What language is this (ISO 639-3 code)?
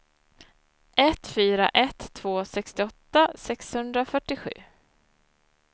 swe